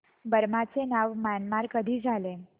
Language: Marathi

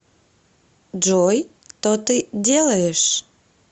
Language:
Russian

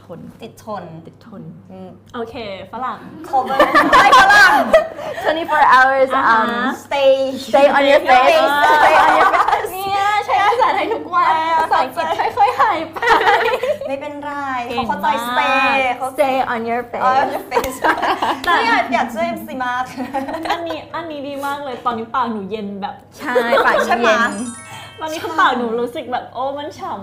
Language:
Thai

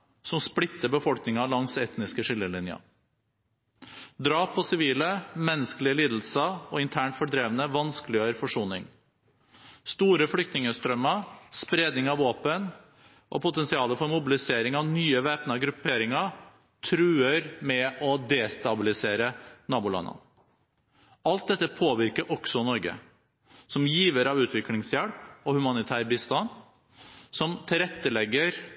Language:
Norwegian Bokmål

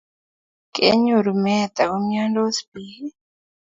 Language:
Kalenjin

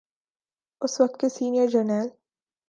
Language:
Urdu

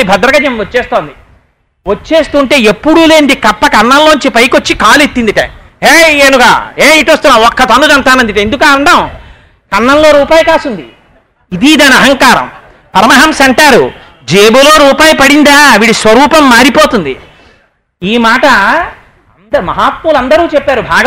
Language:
Telugu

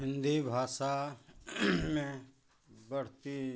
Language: Hindi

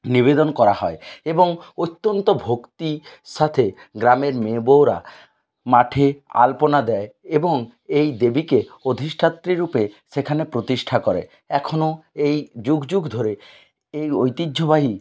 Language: Bangla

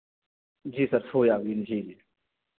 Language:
Hindi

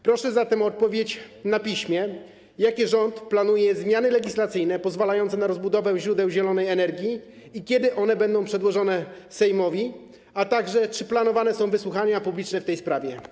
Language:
Polish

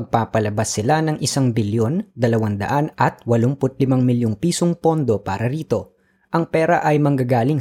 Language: Filipino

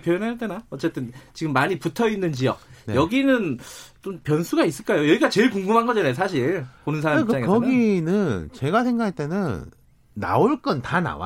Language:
Korean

